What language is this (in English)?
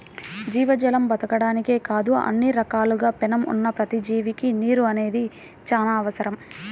Telugu